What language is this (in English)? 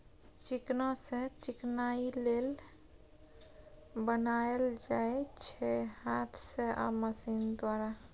Maithili